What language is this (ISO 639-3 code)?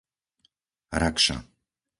slk